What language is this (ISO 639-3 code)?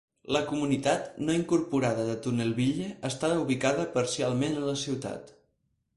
cat